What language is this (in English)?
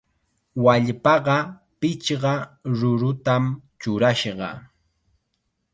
Chiquián Ancash Quechua